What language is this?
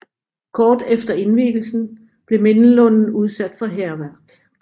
Danish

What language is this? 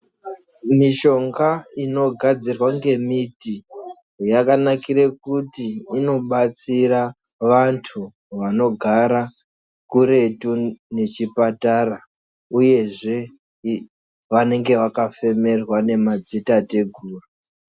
Ndau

